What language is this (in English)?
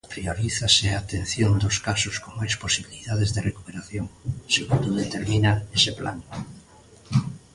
Galician